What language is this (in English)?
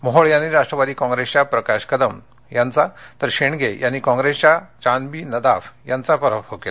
Marathi